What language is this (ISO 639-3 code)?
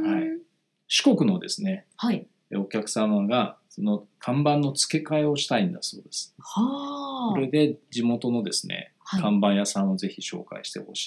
jpn